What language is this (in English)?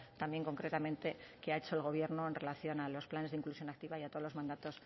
Spanish